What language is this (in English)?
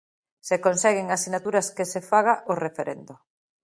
Galician